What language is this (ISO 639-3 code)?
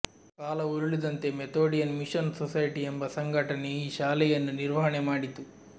kan